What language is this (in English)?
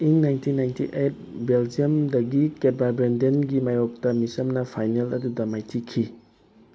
Manipuri